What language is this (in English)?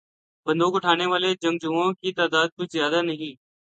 Urdu